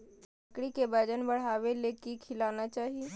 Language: Magahi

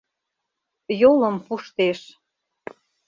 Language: Mari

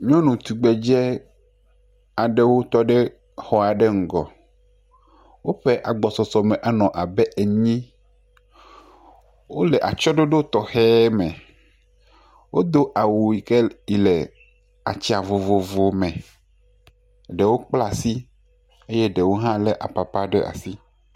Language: Ewe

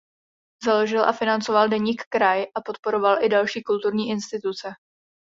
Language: Czech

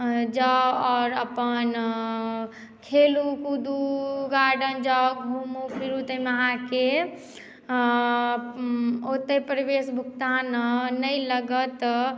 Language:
Maithili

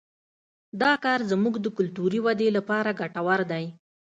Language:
Pashto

